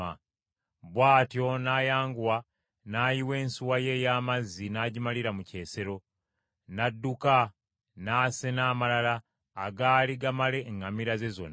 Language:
Ganda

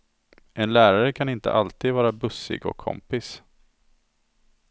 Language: Swedish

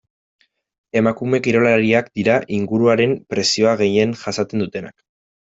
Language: Basque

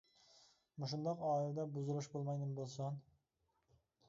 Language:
Uyghur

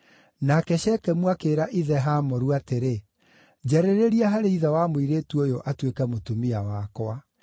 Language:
Kikuyu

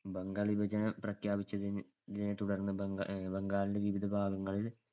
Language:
Malayalam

